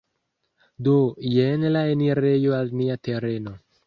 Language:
Esperanto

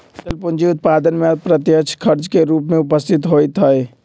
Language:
Magahi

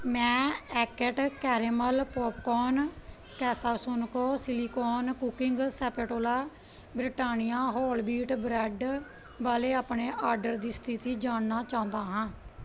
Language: Punjabi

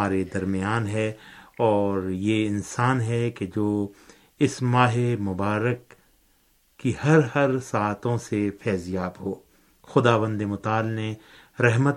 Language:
Urdu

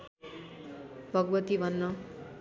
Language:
Nepali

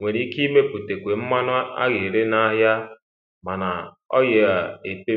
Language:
Igbo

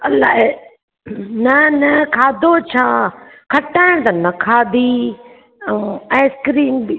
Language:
Sindhi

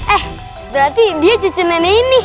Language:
Indonesian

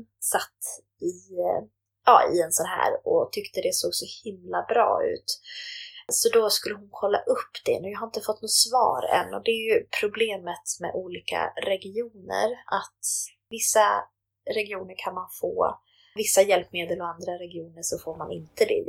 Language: Swedish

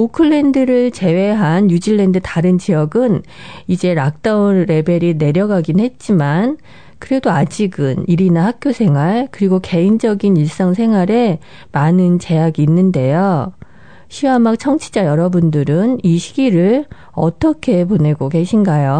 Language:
Korean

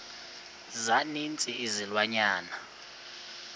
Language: Xhosa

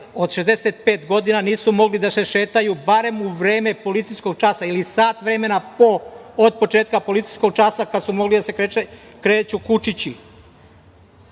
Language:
Serbian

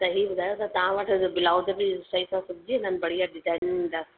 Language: Sindhi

